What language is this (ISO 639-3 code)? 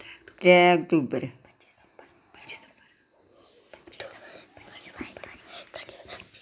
doi